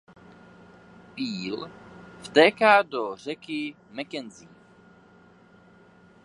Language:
Czech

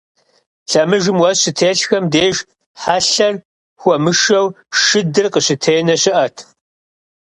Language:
Kabardian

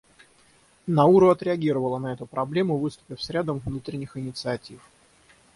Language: Russian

